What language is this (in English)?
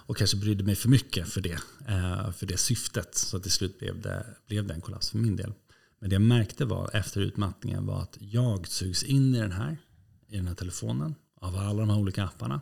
Swedish